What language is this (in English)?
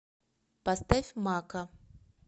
Russian